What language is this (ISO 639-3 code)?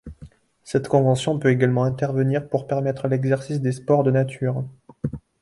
fra